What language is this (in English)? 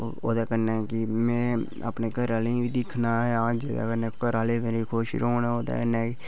Dogri